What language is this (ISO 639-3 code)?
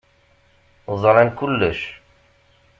kab